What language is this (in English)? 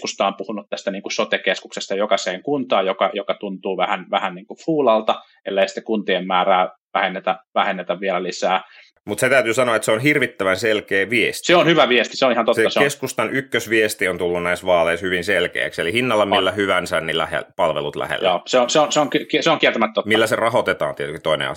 Finnish